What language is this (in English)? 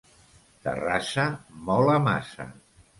Catalan